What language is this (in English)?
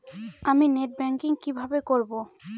Bangla